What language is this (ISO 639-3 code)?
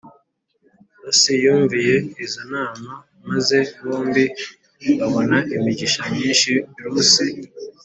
kin